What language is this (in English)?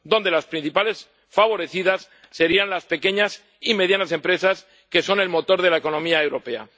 Spanish